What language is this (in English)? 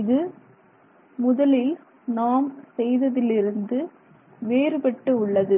Tamil